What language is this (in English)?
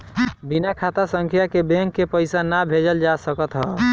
Bhojpuri